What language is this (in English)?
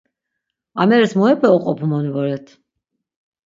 Laz